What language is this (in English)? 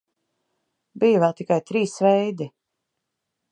Latvian